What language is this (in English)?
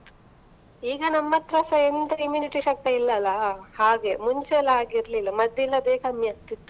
Kannada